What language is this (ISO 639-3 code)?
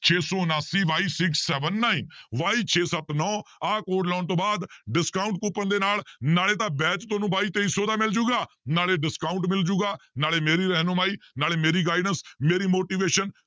pan